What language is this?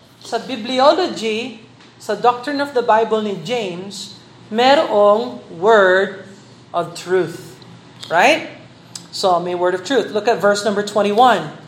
Filipino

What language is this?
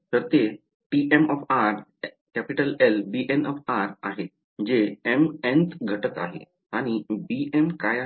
Marathi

